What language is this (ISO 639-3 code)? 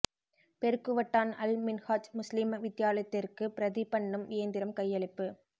tam